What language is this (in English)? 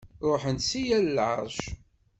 Kabyle